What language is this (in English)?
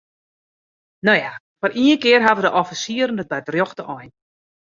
Western Frisian